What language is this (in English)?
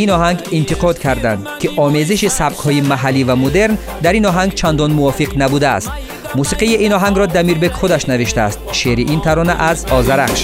Persian